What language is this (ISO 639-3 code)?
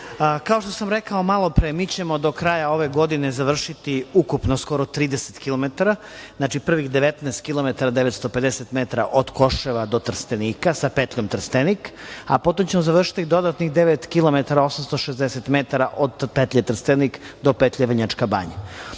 srp